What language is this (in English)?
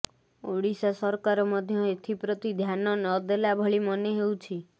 Odia